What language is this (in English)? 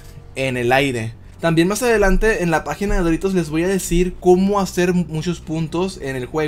Spanish